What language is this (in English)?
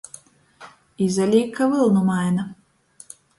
Latgalian